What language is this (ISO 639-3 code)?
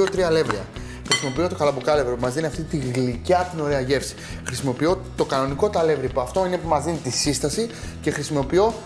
ell